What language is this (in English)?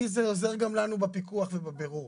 Hebrew